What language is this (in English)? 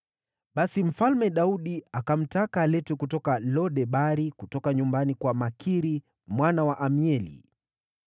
Swahili